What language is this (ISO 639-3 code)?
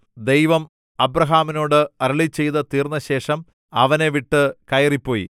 mal